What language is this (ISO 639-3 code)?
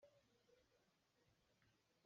cnh